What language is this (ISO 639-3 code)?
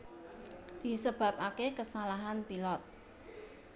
jav